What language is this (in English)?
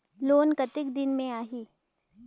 Chhattisgarhi